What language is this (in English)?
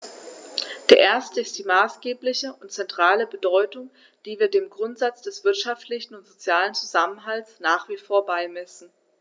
German